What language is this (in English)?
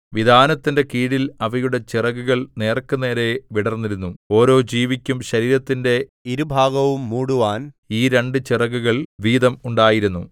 Malayalam